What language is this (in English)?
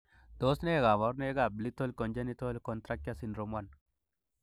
Kalenjin